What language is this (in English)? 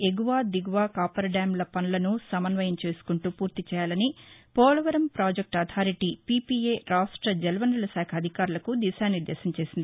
Telugu